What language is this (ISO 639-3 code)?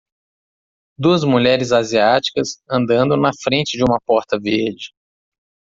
por